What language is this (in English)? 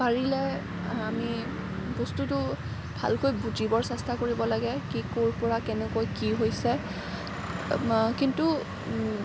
Assamese